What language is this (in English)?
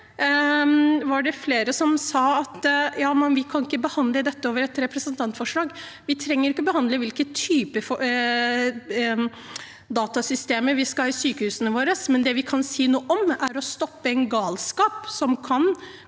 Norwegian